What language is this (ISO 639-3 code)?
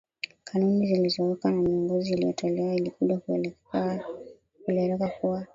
swa